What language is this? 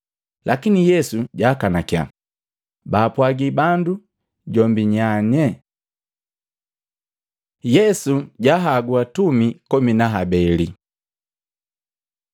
Matengo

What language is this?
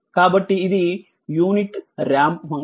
Telugu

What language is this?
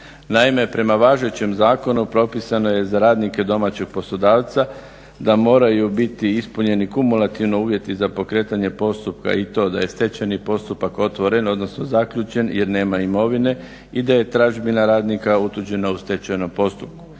Croatian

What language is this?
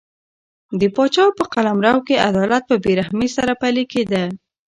Pashto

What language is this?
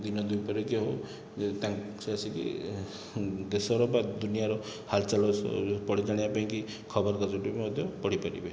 Odia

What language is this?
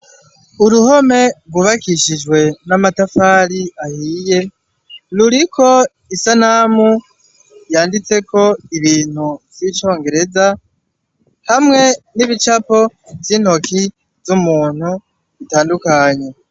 Rundi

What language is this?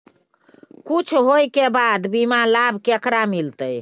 Maithili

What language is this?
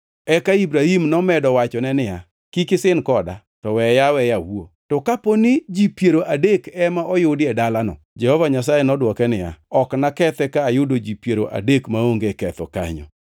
Luo (Kenya and Tanzania)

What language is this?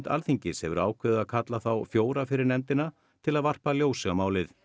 Icelandic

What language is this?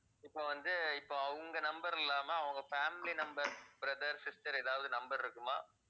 Tamil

